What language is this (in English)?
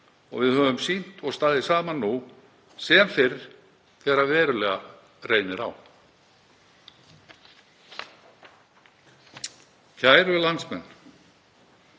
Icelandic